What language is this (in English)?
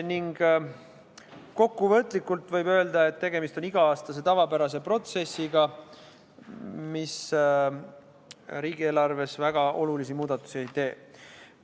Estonian